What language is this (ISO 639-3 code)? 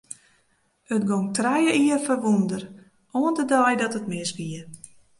fry